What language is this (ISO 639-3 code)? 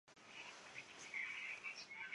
zho